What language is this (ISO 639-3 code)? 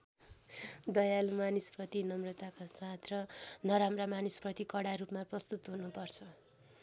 nep